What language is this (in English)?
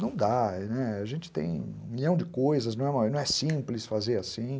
Portuguese